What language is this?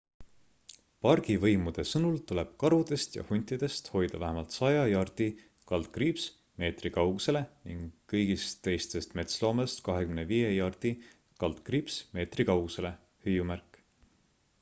Estonian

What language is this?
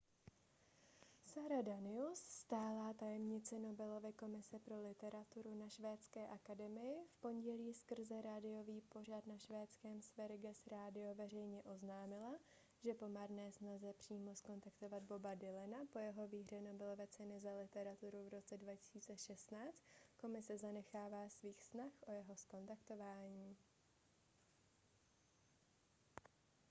Czech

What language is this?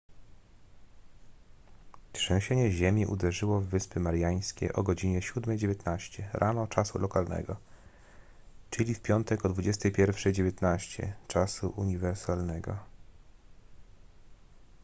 Polish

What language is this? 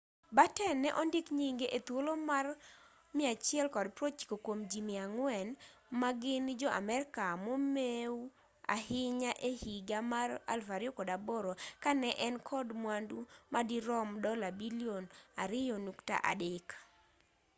Luo (Kenya and Tanzania)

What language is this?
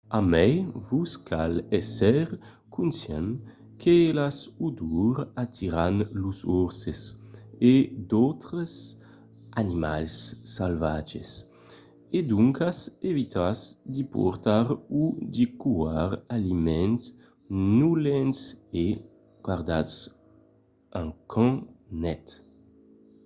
Occitan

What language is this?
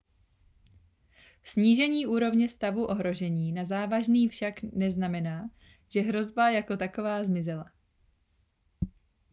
Czech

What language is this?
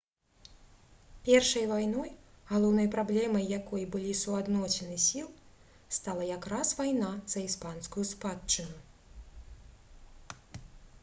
Belarusian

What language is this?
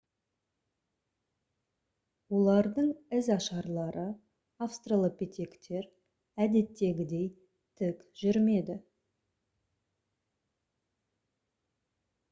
Kazakh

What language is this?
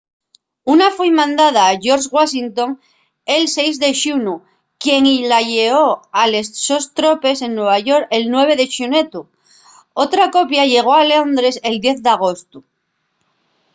Asturian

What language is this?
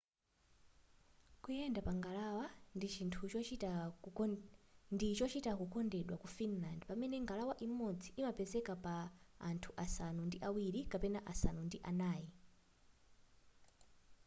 Nyanja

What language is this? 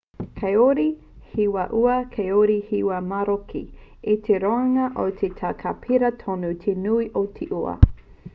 Māori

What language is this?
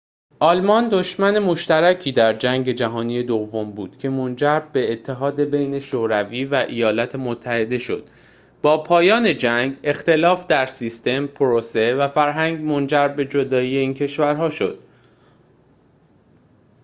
Persian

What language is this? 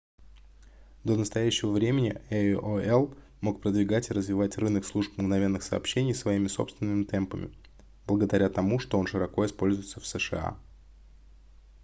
Russian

